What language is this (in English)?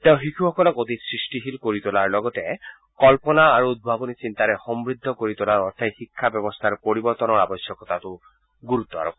Assamese